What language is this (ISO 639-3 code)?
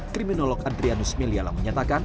ind